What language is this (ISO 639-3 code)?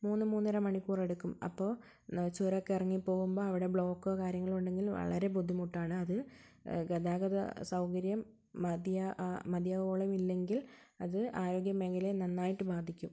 mal